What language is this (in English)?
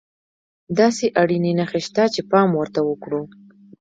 Pashto